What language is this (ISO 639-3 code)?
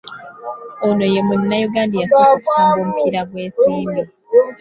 lug